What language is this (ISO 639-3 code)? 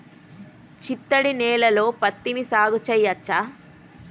tel